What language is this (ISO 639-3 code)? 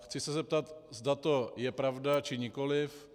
ces